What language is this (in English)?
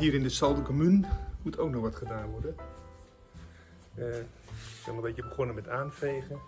Dutch